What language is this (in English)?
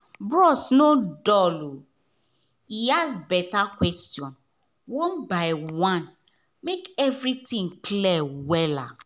Nigerian Pidgin